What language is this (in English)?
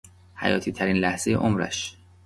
Persian